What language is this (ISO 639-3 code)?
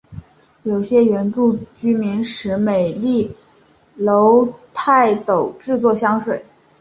zho